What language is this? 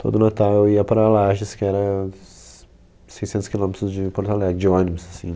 Portuguese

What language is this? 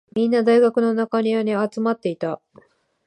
Japanese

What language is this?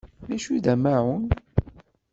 Kabyle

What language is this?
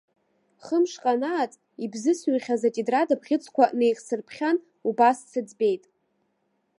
Abkhazian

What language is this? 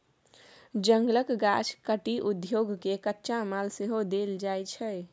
Maithili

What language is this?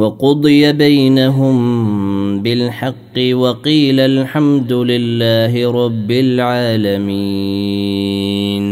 Arabic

